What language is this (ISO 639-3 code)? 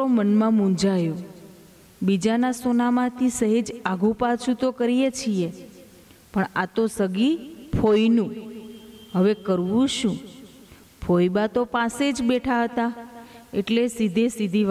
guj